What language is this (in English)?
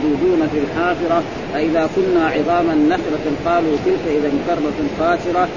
Arabic